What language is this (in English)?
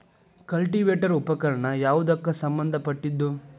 Kannada